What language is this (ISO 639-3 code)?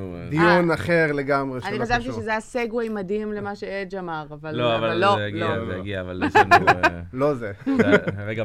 heb